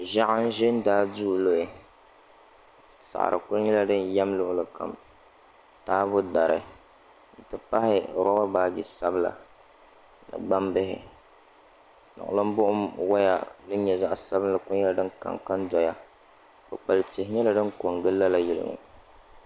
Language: Dagbani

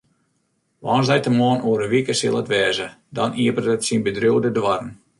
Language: Western Frisian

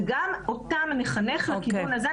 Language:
Hebrew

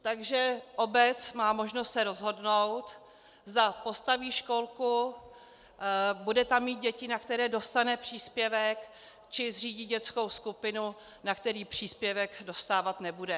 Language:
Czech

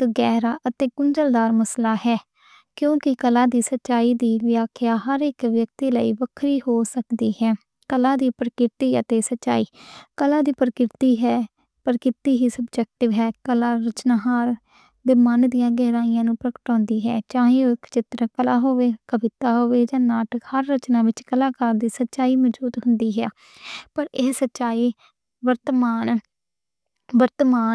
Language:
Western Panjabi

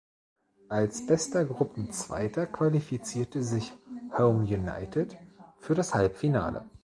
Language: German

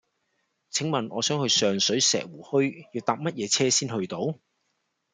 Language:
Cantonese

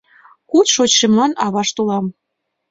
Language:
Mari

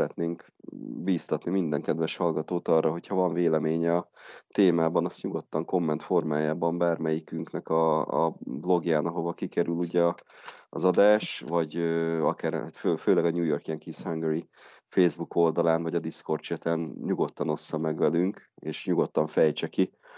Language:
Hungarian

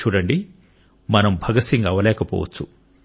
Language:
Telugu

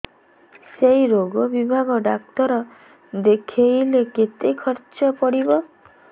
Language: Odia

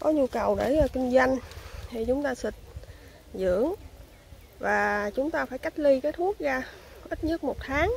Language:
Vietnamese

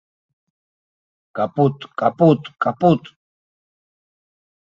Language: Abkhazian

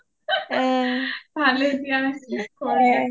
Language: Assamese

